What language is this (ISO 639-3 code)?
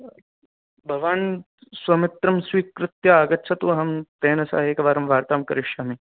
san